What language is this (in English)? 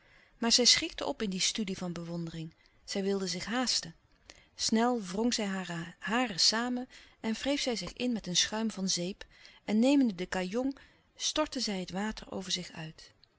Dutch